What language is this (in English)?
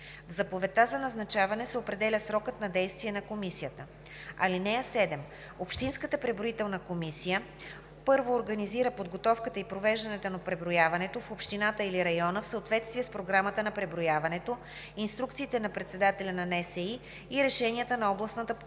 Bulgarian